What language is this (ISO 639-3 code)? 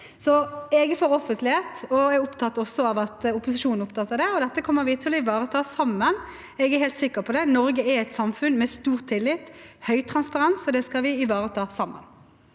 nor